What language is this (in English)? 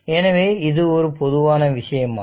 Tamil